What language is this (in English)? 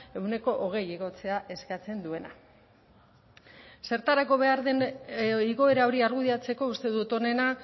Basque